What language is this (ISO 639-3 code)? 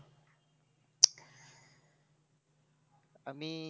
ben